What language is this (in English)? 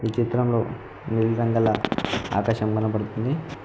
Telugu